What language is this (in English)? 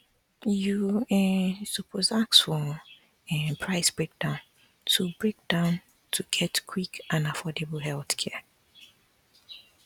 Nigerian Pidgin